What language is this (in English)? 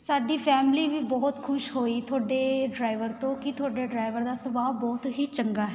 Punjabi